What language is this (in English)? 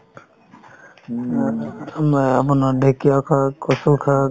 Assamese